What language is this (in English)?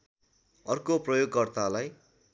Nepali